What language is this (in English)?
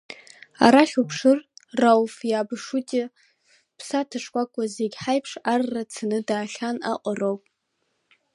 Abkhazian